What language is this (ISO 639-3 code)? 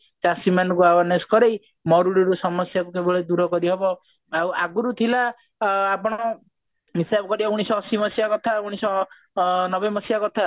ori